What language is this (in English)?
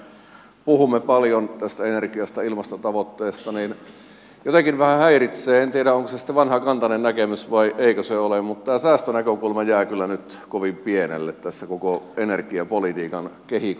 Finnish